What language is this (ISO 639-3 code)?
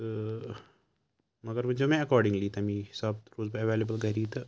kas